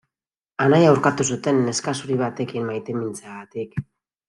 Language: Basque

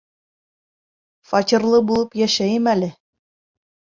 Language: Bashkir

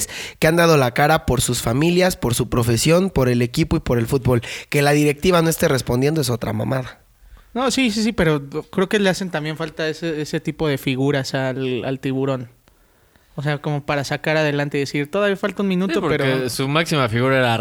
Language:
Spanish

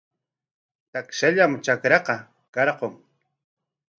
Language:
Corongo Ancash Quechua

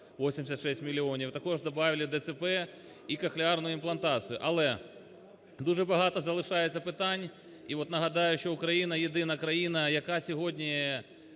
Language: Ukrainian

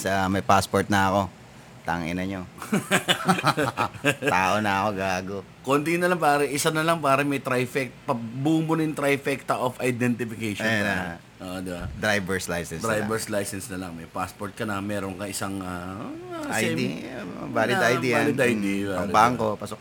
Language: Filipino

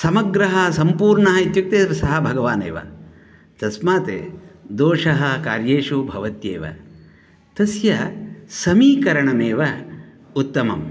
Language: Sanskrit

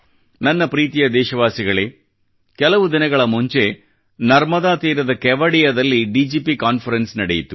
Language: Kannada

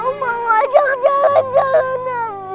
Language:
Indonesian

